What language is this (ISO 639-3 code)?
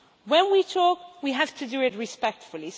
eng